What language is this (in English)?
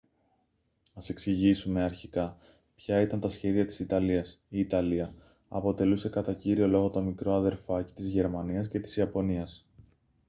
Greek